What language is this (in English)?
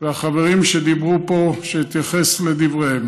Hebrew